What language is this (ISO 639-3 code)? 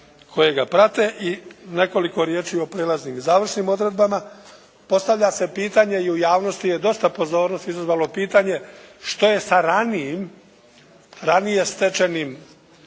hrv